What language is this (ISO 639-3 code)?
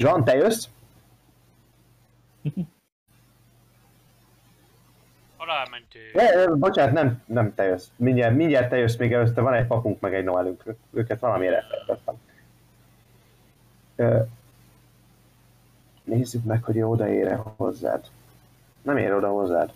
hun